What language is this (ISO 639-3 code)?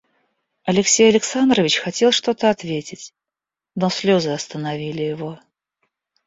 rus